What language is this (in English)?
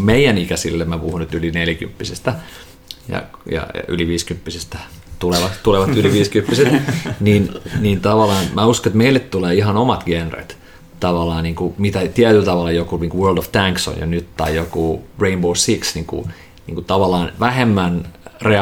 Finnish